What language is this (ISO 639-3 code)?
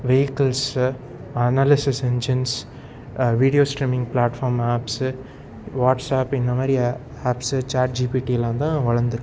tam